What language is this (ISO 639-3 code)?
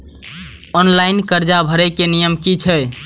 mai